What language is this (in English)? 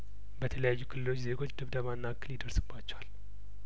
Amharic